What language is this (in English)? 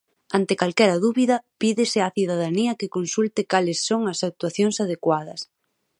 Galician